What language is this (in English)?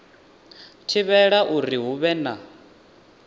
Venda